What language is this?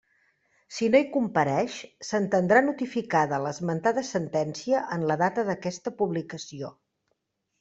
Catalan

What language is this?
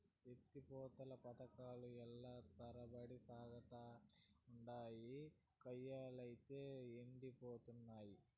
Telugu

